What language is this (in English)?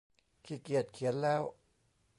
Thai